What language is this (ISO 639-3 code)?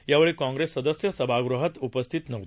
mar